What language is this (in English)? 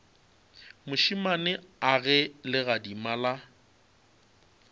Northern Sotho